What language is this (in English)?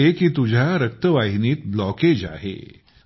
Marathi